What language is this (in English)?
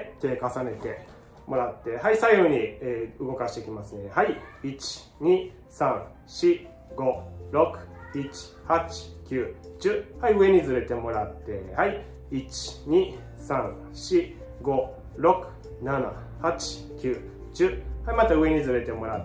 Japanese